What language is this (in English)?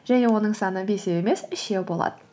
Kazakh